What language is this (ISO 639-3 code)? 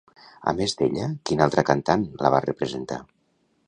cat